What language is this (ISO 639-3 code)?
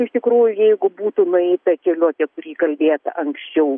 lit